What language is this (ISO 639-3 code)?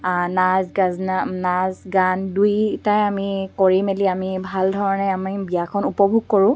asm